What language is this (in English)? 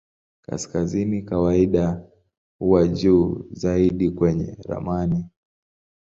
Swahili